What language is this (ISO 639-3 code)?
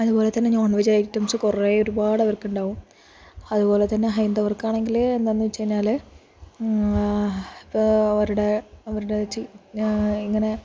mal